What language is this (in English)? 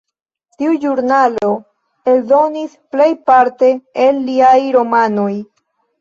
Esperanto